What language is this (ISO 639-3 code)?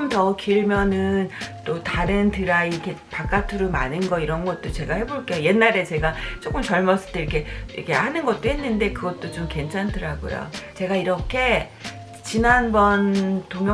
kor